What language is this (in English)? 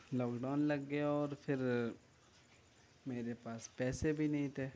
Urdu